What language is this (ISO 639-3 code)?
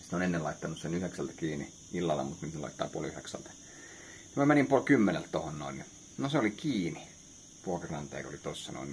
fin